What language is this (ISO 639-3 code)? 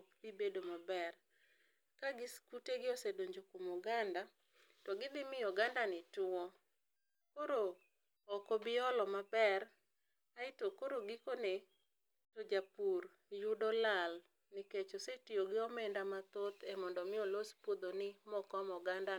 luo